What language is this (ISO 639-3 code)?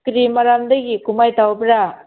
mni